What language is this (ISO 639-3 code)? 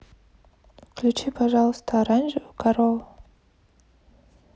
rus